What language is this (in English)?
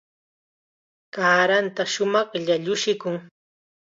Chiquián Ancash Quechua